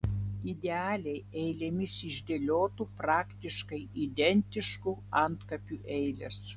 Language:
Lithuanian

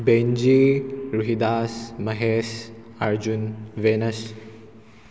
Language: Manipuri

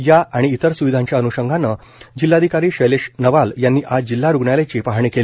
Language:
Marathi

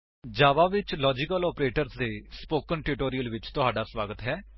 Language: Punjabi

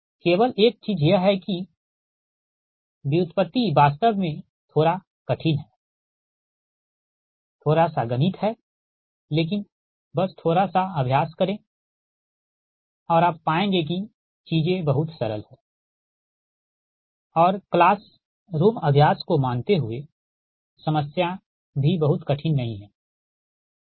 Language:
Hindi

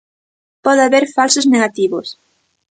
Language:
Galician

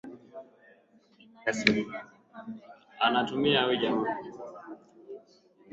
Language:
Swahili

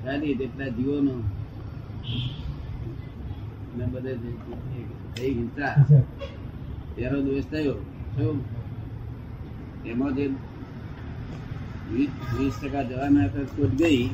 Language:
Gujarati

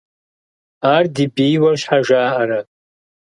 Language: Kabardian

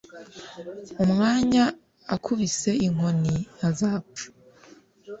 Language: Kinyarwanda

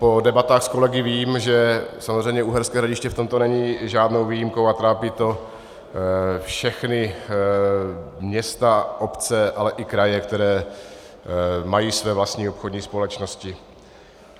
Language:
Czech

